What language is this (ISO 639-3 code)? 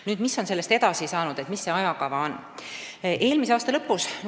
est